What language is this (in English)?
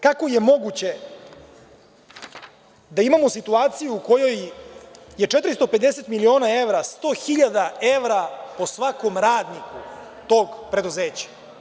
Serbian